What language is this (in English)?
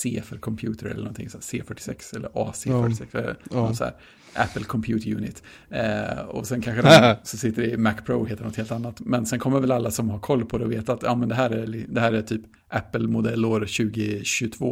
Swedish